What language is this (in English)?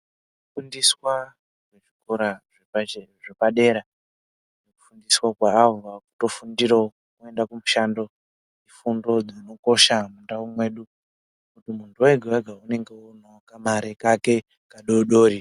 Ndau